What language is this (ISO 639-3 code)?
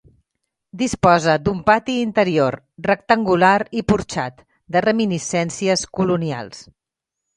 cat